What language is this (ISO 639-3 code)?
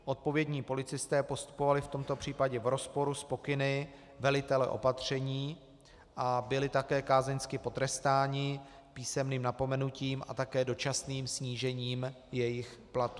ces